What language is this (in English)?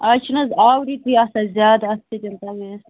Kashmiri